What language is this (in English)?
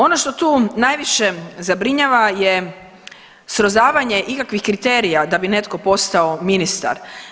Croatian